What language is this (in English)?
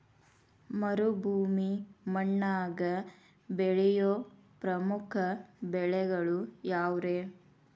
Kannada